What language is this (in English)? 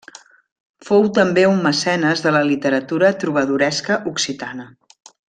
Catalan